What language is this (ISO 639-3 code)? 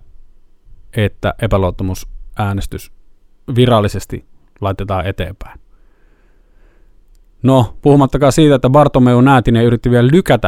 fin